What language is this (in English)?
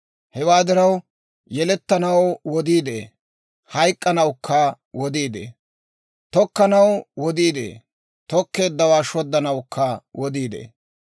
Dawro